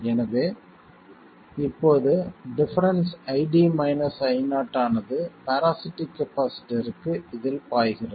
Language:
Tamil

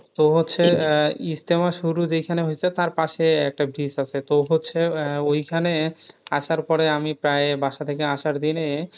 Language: Bangla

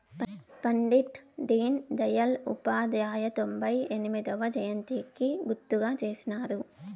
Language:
Telugu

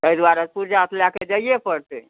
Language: Maithili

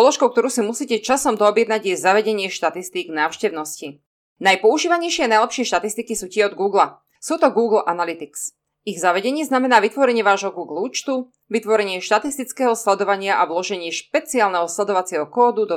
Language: Slovak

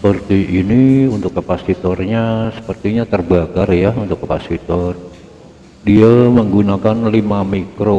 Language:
Indonesian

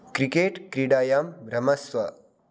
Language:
Sanskrit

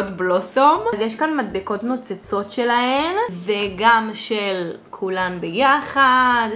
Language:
Hebrew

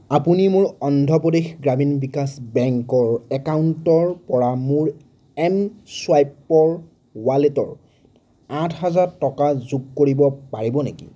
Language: Assamese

